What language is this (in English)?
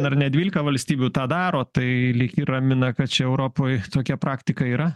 Lithuanian